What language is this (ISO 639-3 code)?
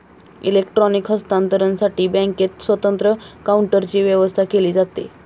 mar